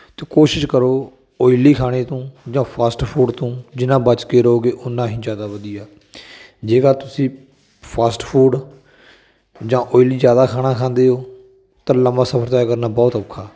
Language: Punjabi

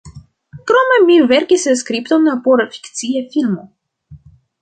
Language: Esperanto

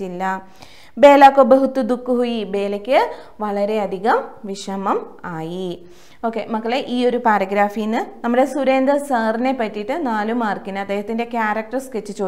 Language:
Malayalam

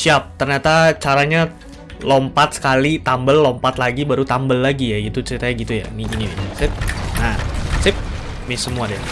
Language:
Indonesian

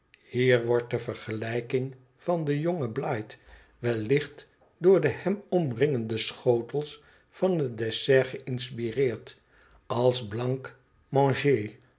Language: Dutch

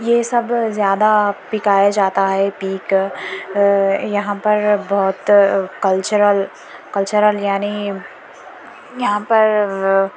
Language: Urdu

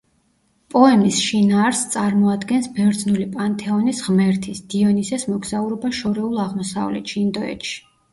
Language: Georgian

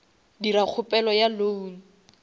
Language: Northern Sotho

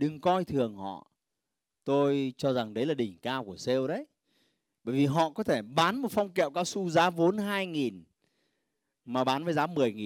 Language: Vietnamese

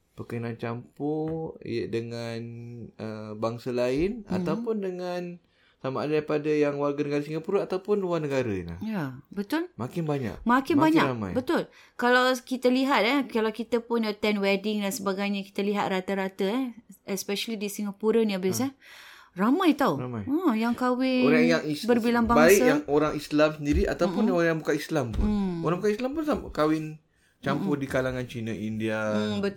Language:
Malay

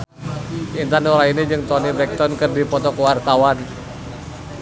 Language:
Sundanese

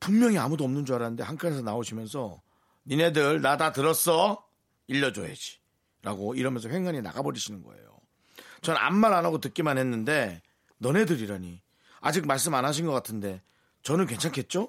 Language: Korean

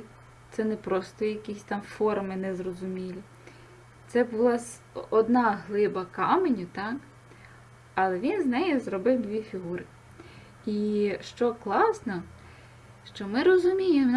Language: Ukrainian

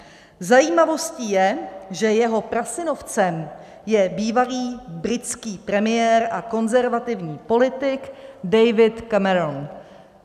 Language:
Czech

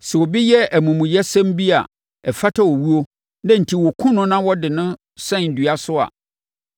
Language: Akan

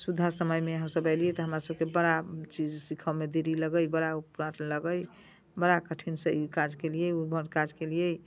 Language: Maithili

